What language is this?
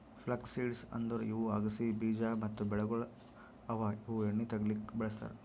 Kannada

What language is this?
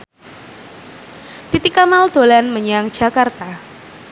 Javanese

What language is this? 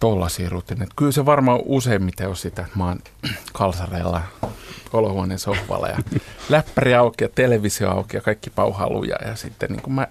Finnish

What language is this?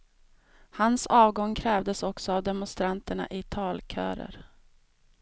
Swedish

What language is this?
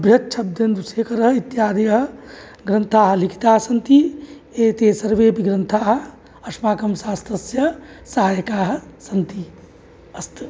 Sanskrit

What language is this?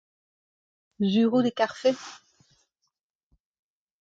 Breton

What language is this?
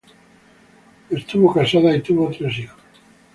Spanish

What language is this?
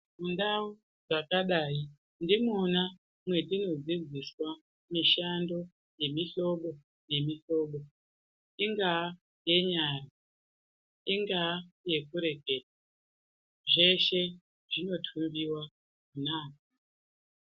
Ndau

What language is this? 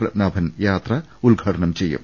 Malayalam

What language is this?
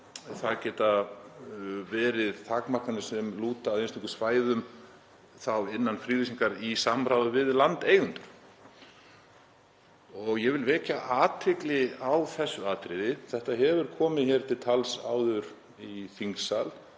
Icelandic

